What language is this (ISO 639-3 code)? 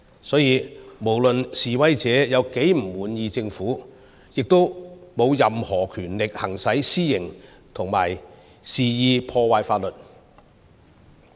yue